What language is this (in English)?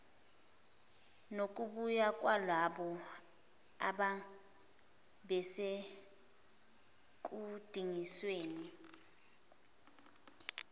Zulu